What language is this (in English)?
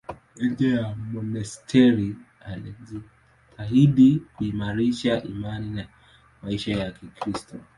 Swahili